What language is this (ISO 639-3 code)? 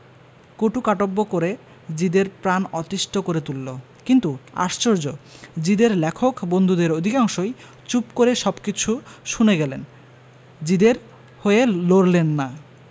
ben